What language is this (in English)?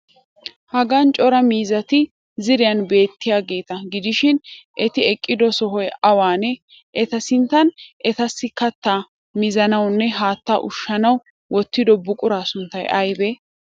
Wolaytta